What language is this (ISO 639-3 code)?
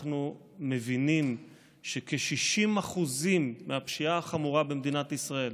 heb